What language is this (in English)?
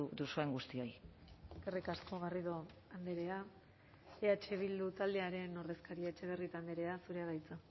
Basque